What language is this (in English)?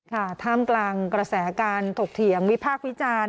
Thai